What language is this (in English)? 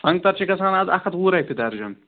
Kashmiri